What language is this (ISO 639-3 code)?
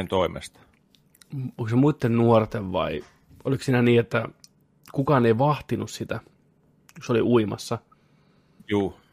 fin